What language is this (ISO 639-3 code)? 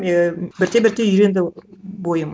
kaz